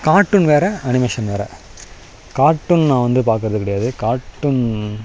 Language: Tamil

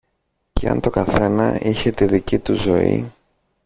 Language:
Greek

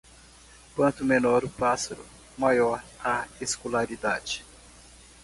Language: Portuguese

